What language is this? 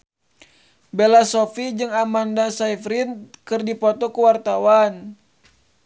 Sundanese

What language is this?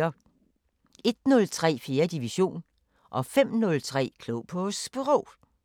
Danish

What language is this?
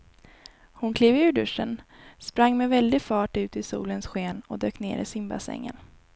Swedish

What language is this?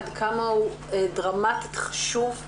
Hebrew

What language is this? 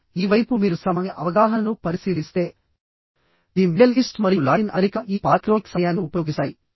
Telugu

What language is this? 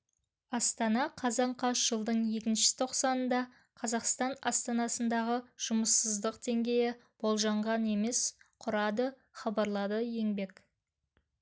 Kazakh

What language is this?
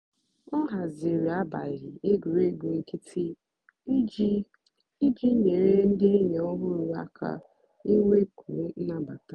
Igbo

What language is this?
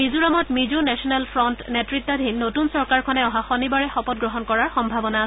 Assamese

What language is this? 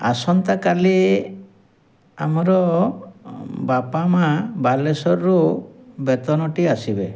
Odia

